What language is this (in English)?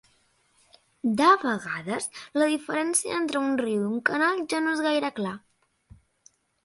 Catalan